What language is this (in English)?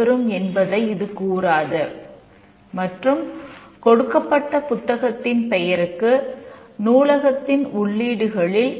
Tamil